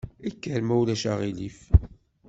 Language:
Kabyle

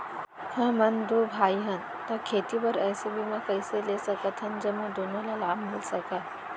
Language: Chhattisgarhi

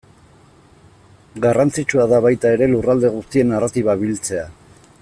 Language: Basque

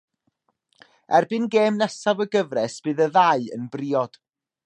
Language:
Welsh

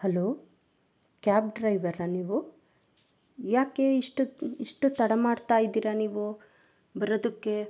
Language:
Kannada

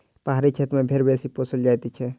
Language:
Maithili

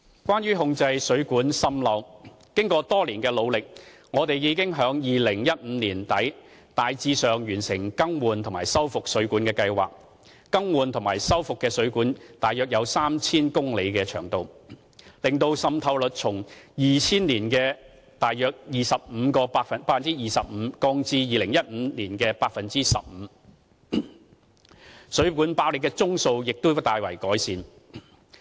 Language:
Cantonese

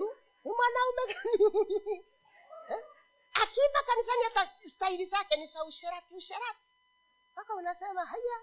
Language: Swahili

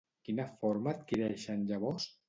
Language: Catalan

